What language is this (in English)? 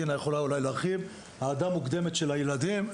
Hebrew